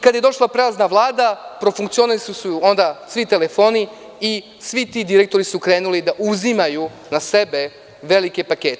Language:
Serbian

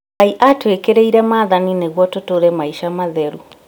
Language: Kikuyu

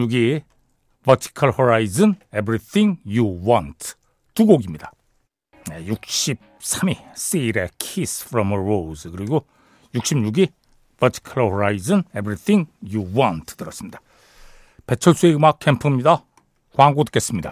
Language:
Korean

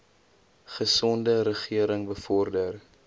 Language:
Afrikaans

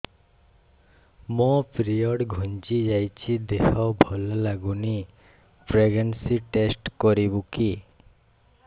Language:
Odia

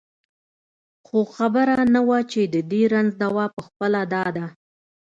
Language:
Pashto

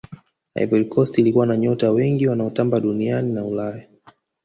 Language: Swahili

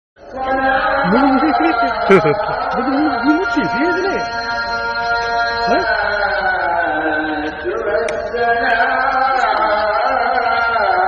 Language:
Arabic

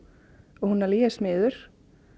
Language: Icelandic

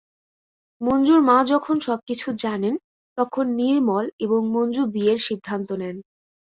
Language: Bangla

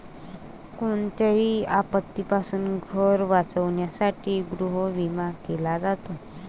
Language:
Marathi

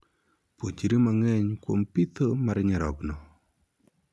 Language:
Luo (Kenya and Tanzania)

